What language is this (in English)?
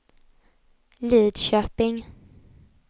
Swedish